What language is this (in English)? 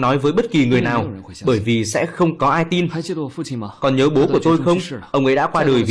Vietnamese